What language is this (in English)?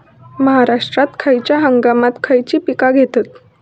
Marathi